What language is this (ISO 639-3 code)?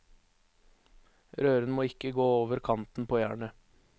nor